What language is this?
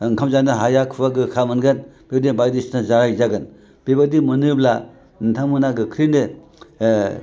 Bodo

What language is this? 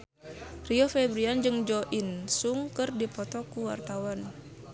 Sundanese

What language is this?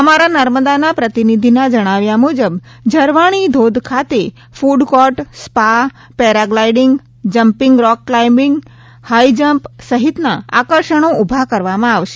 Gujarati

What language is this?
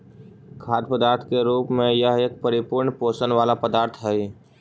Magahi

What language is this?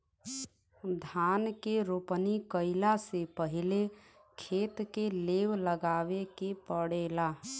Bhojpuri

